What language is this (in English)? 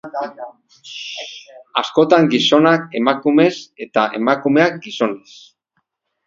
Basque